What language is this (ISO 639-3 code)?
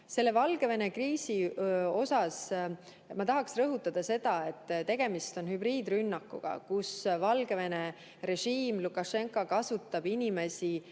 est